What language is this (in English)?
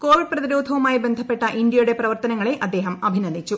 Malayalam